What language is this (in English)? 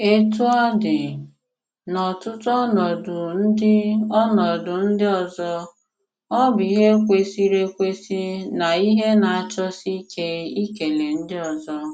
Igbo